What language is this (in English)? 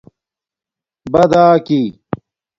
Domaaki